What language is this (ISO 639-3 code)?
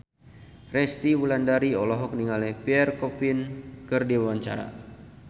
sun